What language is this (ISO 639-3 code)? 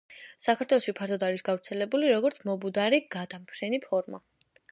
kat